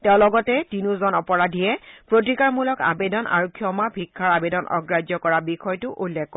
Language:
Assamese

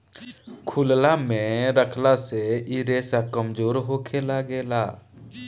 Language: Bhojpuri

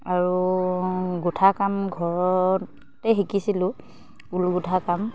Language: Assamese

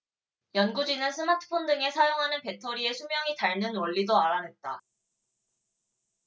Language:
Korean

